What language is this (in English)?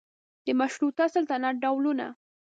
Pashto